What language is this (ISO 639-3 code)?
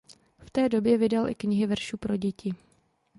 ces